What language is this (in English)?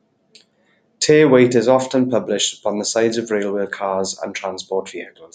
English